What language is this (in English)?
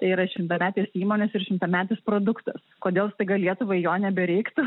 Lithuanian